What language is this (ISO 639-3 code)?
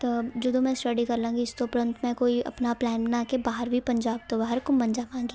pan